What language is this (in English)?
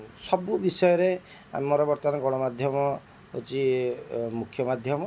Odia